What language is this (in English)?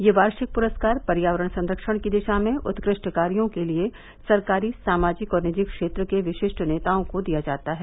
Hindi